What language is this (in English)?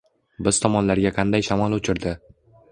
Uzbek